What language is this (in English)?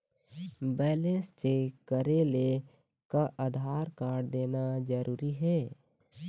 Chhattisgarhi